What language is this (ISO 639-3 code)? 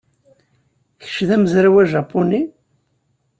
kab